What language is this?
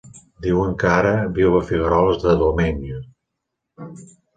Catalan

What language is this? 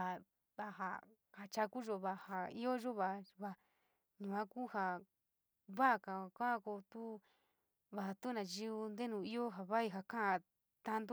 San Miguel El Grande Mixtec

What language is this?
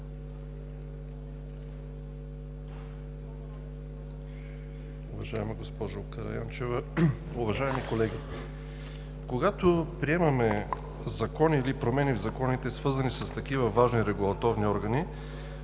Bulgarian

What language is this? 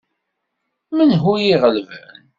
Kabyle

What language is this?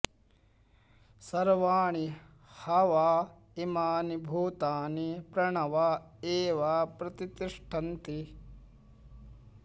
Sanskrit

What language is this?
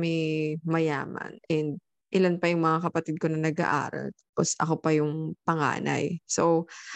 Filipino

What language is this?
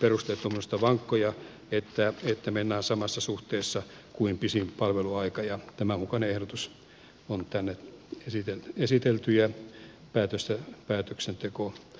Finnish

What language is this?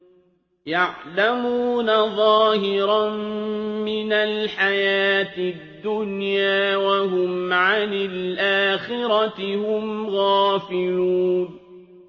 Arabic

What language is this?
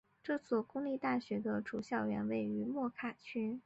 Chinese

